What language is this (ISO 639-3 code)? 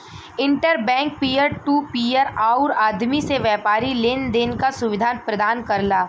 bho